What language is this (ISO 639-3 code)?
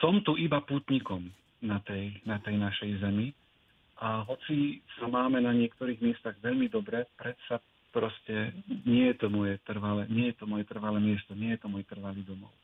slk